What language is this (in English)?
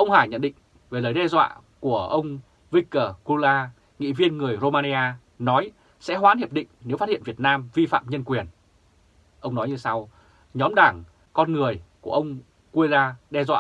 Vietnamese